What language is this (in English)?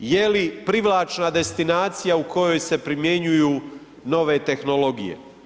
Croatian